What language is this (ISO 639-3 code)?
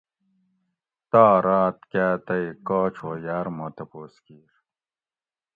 gwc